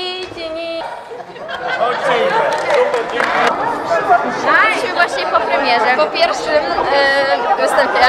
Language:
Polish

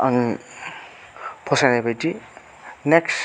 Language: Bodo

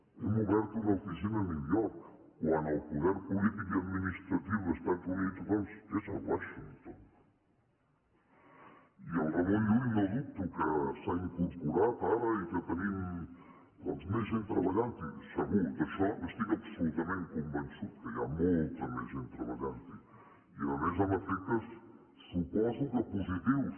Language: Catalan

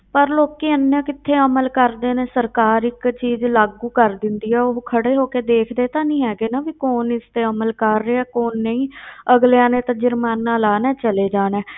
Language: Punjabi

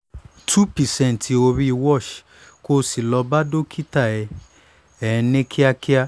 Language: Yoruba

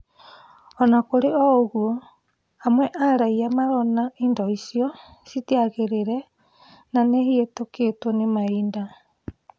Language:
Kikuyu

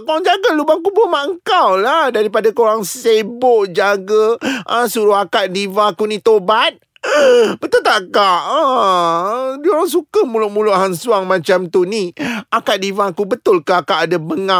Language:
Malay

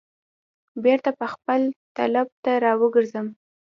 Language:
Pashto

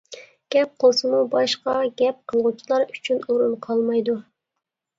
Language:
Uyghur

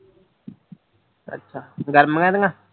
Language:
Punjabi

